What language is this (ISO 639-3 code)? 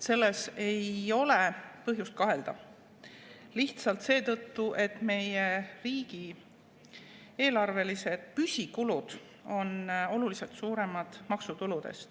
est